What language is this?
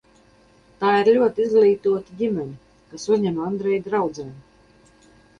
Latvian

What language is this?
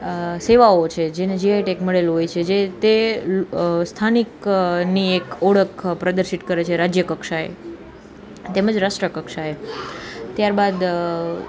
Gujarati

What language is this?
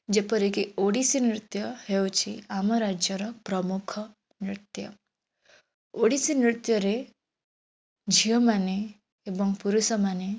Odia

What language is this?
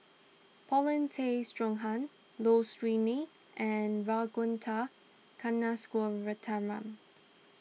English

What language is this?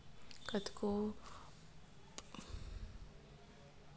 Chhattisgarhi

